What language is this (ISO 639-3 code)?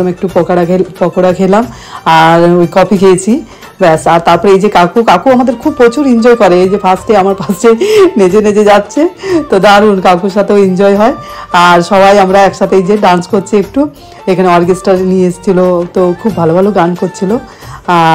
ara